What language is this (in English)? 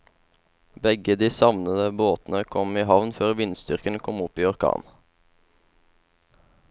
Norwegian